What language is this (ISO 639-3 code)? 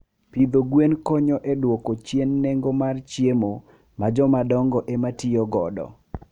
luo